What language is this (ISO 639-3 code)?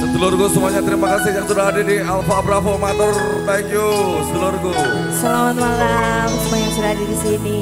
ind